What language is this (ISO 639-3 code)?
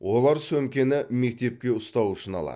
kaz